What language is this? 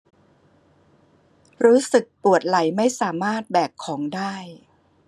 Thai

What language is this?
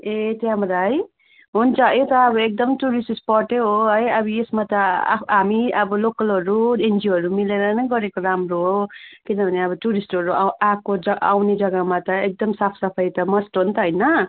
Nepali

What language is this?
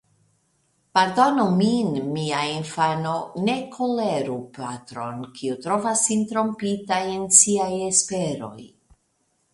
Esperanto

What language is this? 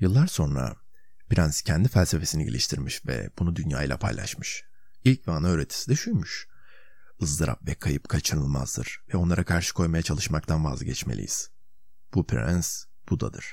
Turkish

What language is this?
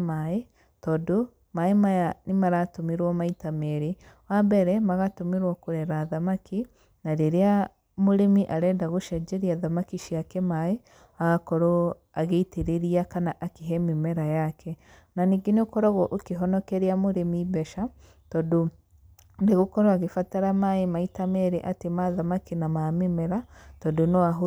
Kikuyu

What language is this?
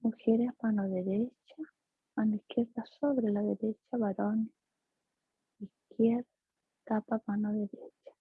Spanish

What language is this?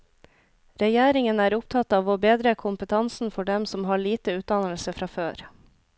Norwegian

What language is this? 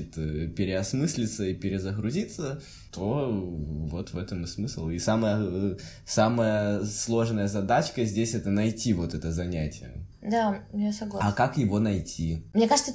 Russian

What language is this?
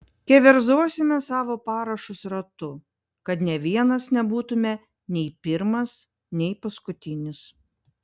Lithuanian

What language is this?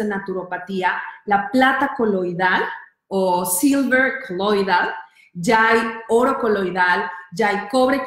Spanish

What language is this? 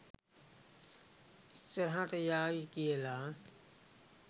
Sinhala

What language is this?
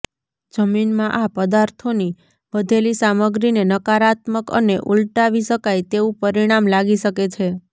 Gujarati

